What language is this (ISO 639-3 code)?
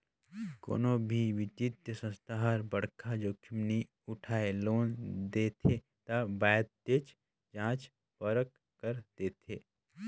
hne